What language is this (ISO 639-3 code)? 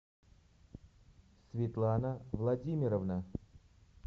rus